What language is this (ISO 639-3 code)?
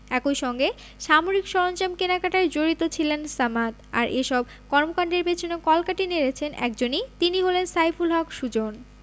ben